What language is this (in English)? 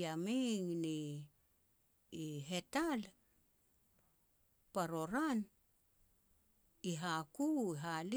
Petats